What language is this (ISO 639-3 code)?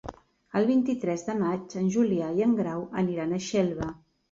cat